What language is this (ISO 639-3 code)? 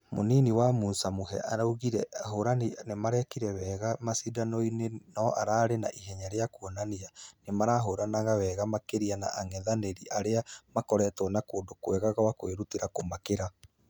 kik